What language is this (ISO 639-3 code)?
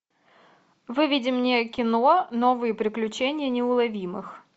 rus